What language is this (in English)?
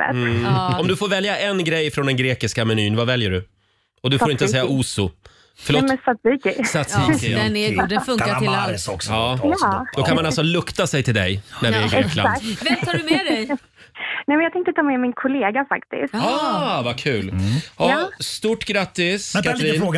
Swedish